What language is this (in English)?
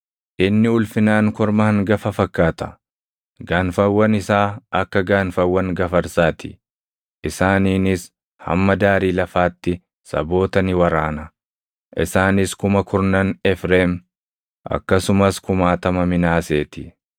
Oromo